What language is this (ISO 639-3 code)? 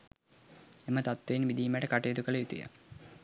sin